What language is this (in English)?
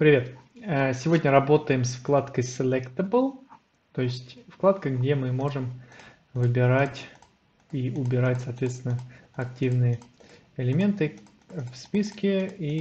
Russian